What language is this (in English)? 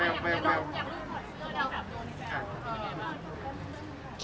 Thai